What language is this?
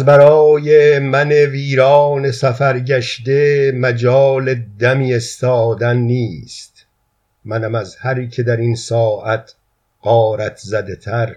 Persian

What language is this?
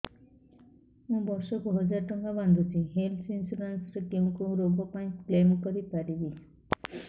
Odia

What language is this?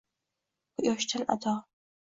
Uzbek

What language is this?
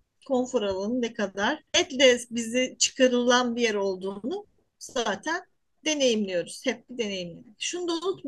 Turkish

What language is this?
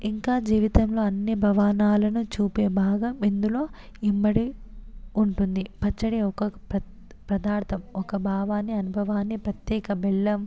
Telugu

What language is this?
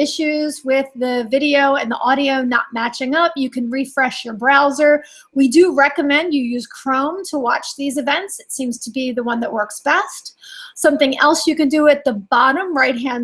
English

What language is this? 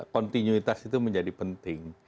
Indonesian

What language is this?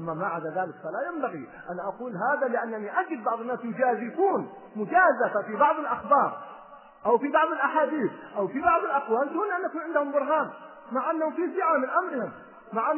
Arabic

